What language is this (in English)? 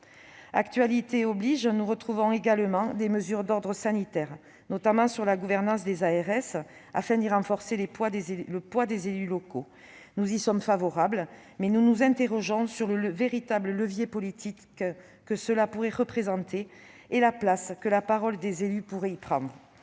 French